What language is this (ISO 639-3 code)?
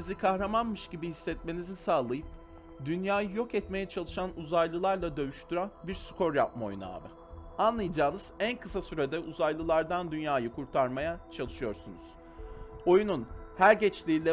tur